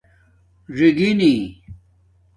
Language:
Domaaki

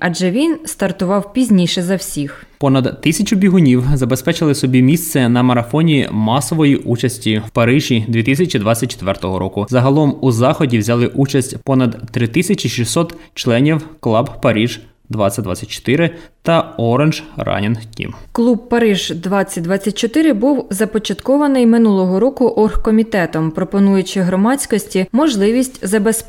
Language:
Ukrainian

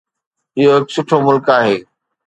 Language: Sindhi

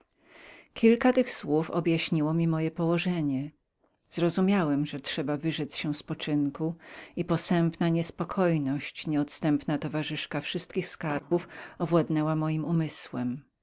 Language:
Polish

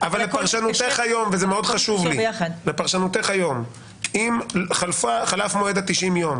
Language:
Hebrew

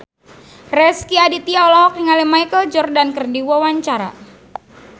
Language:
Sundanese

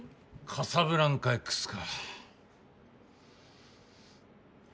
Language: Japanese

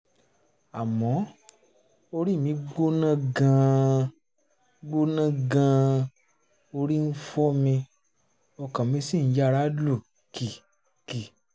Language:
Yoruba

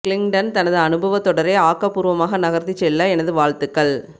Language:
Tamil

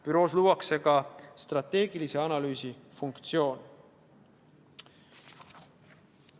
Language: Estonian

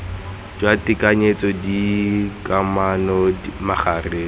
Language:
Tswana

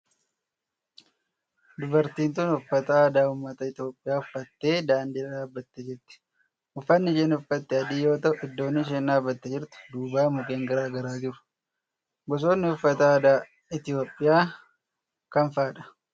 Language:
Oromo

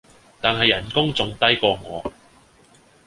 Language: Cantonese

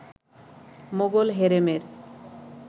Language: Bangla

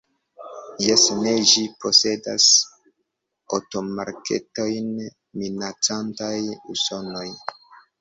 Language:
Esperanto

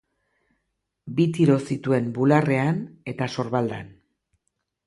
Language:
Basque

